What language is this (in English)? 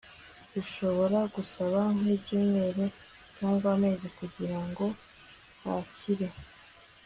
Kinyarwanda